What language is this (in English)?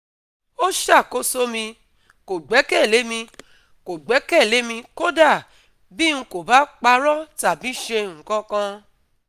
Yoruba